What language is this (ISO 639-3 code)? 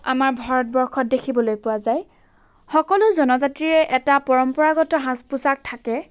asm